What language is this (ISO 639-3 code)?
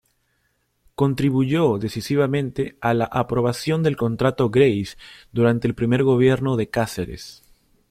spa